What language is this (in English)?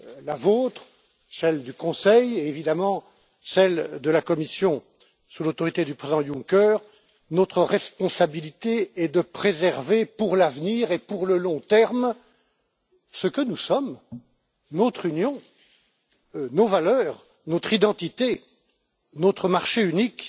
French